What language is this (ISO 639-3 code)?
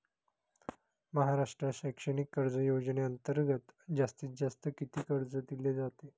mar